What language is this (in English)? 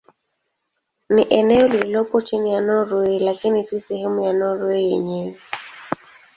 Swahili